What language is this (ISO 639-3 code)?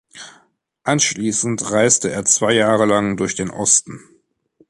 deu